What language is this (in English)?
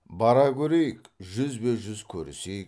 Kazakh